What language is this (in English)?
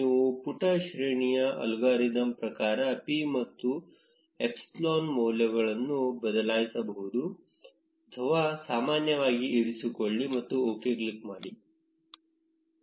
Kannada